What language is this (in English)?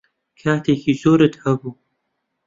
Central Kurdish